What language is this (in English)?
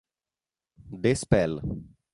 Italian